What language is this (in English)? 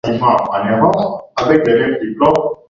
Swahili